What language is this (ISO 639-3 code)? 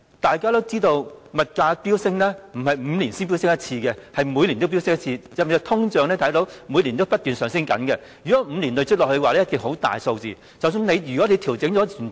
yue